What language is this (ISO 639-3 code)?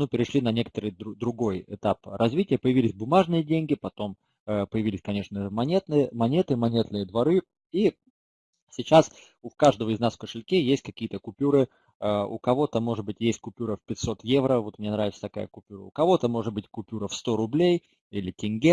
rus